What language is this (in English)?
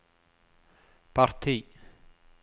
Norwegian